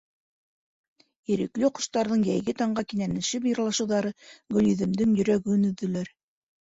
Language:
Bashkir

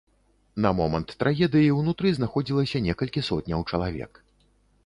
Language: Belarusian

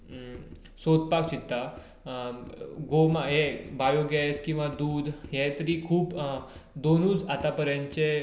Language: Konkani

